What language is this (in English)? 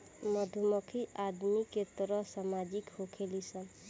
Bhojpuri